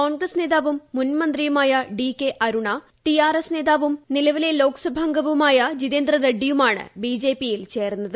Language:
Malayalam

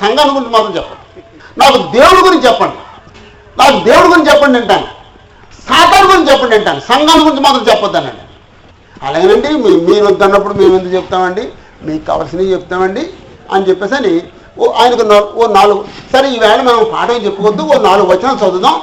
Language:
Telugu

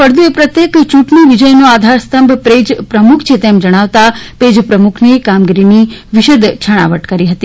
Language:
Gujarati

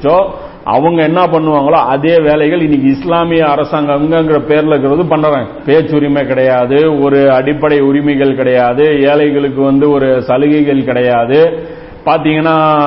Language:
Tamil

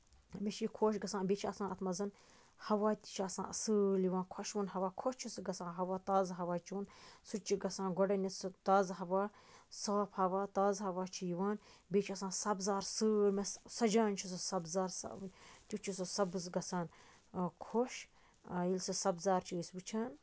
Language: Kashmiri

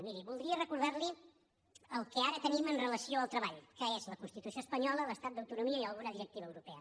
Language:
Catalan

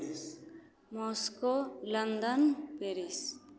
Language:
Maithili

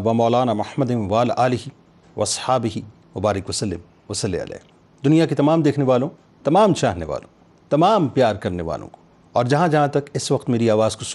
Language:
Urdu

